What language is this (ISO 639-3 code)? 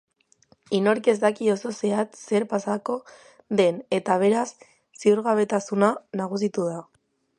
eus